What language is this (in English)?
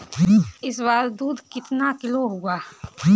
Hindi